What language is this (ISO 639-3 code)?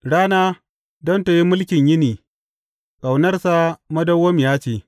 hau